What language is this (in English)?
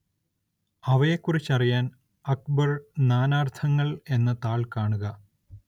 Malayalam